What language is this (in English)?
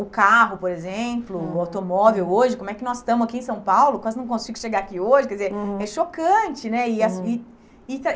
Portuguese